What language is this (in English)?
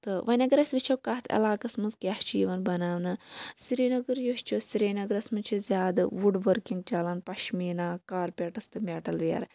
Kashmiri